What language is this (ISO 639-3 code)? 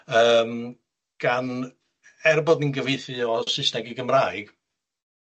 cym